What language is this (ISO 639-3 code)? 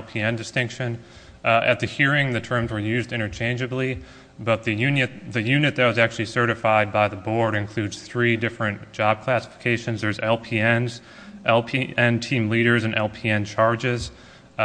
eng